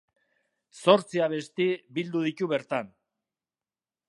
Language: Basque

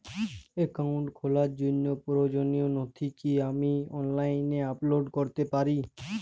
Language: Bangla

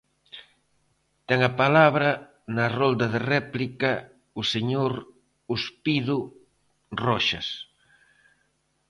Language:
Galician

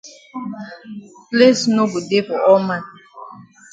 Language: Cameroon Pidgin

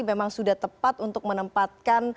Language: Indonesian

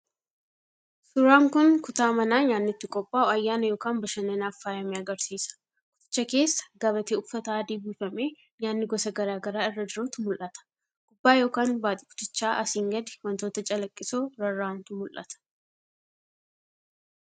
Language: Oromo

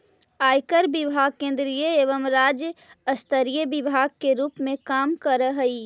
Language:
Magahi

